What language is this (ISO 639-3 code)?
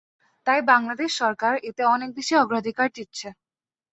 ben